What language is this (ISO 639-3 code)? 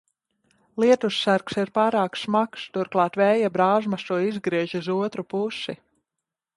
lav